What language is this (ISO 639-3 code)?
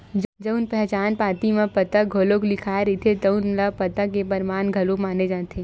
hne